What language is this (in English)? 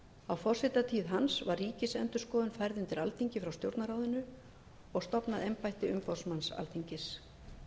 Icelandic